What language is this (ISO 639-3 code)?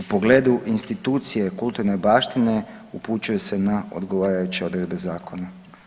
hrv